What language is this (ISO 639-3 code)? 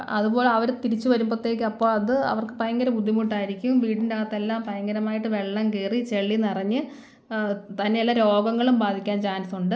mal